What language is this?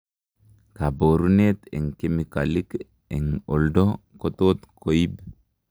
Kalenjin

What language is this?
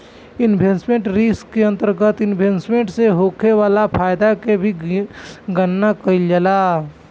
Bhojpuri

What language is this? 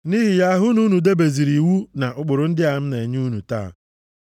Igbo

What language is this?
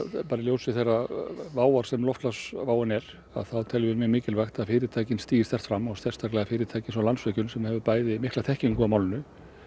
Icelandic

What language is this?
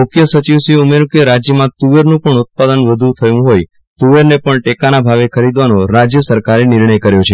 Gujarati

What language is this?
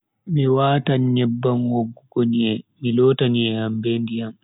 Bagirmi Fulfulde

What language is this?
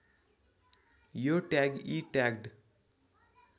Nepali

